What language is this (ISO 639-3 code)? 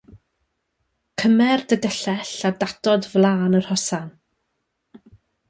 cym